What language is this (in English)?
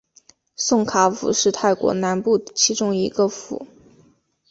Chinese